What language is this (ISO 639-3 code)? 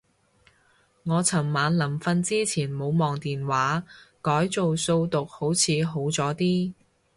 yue